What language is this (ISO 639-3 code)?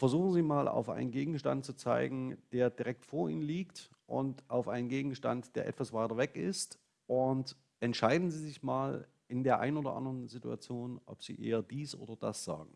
deu